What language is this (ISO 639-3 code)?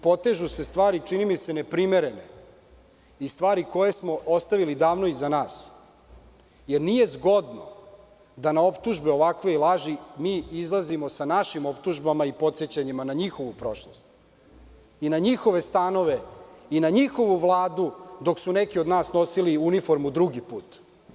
srp